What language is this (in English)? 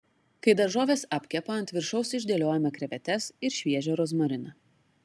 Lithuanian